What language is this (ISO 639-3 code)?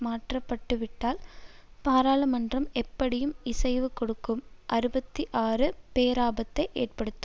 tam